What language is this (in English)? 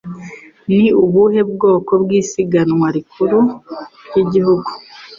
Kinyarwanda